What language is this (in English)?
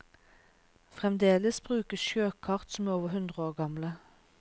Norwegian